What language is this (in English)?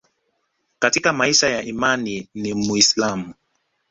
Swahili